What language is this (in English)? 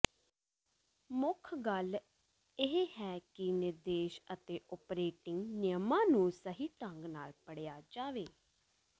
Punjabi